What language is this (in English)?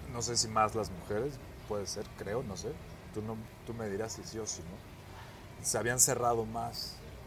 Spanish